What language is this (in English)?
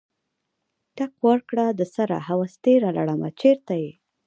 Pashto